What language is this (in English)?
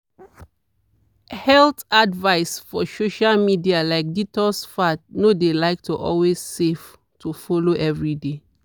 Nigerian Pidgin